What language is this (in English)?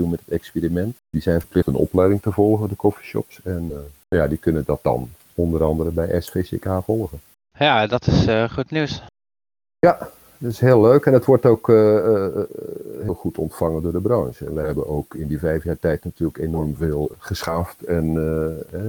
Dutch